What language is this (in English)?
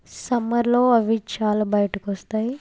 Telugu